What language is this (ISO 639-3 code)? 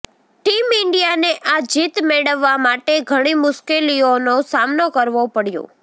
guj